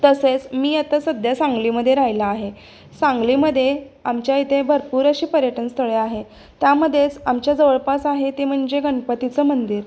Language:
Marathi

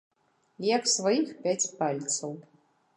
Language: Belarusian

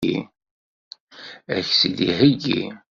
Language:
Kabyle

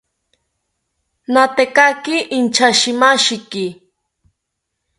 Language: South Ucayali Ashéninka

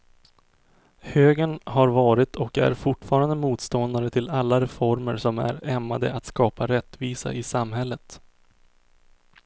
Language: Swedish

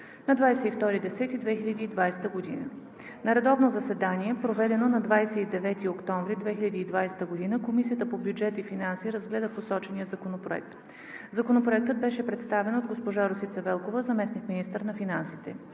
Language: Bulgarian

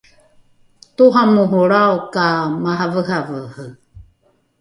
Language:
Rukai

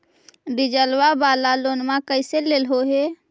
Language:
Magahi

